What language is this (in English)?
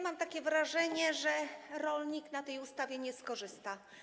Polish